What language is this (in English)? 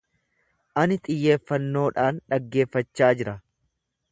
Oromo